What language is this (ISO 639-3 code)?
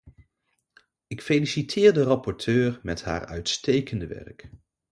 nld